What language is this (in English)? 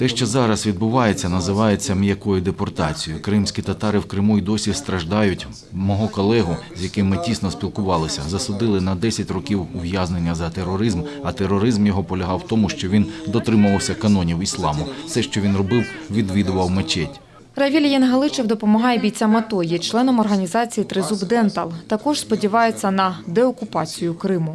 Ukrainian